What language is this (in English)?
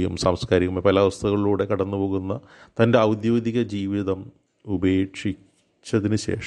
Malayalam